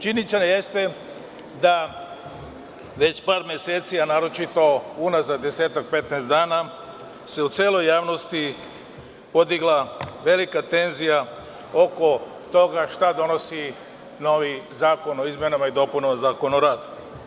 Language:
Serbian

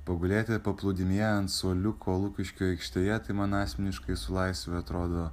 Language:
Lithuanian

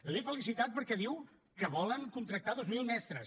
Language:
Catalan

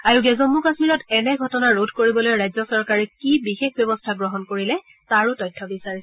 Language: Assamese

